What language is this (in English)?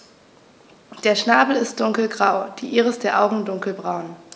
German